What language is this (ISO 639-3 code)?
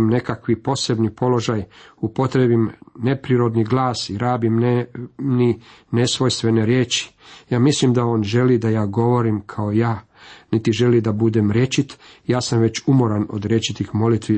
hrv